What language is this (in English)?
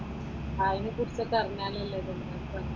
Malayalam